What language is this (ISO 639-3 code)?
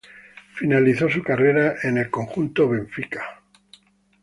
spa